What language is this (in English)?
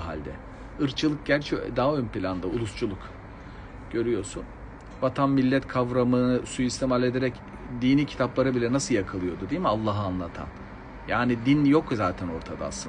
Turkish